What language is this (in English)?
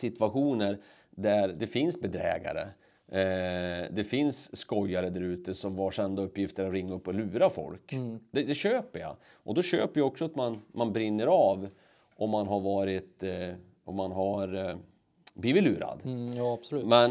Swedish